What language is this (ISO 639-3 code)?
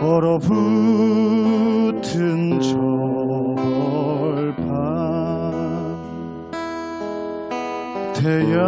kor